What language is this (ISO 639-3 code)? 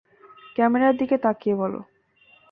ben